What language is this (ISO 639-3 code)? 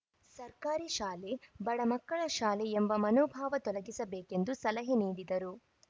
kan